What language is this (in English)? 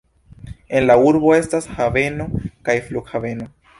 Esperanto